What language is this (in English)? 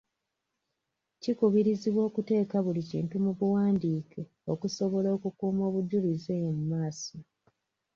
Ganda